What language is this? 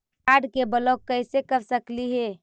Magahi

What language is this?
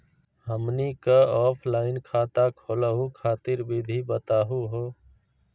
Magahi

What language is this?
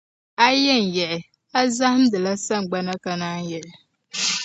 Dagbani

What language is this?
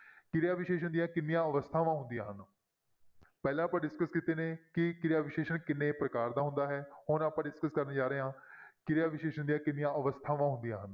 Punjabi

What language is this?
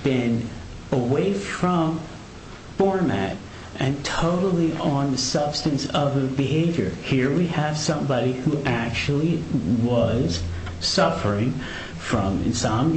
English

